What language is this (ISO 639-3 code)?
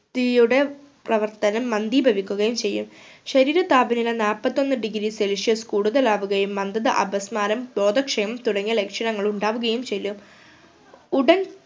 mal